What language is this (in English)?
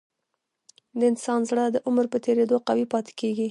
Pashto